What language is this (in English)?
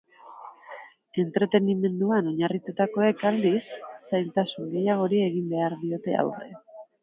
Basque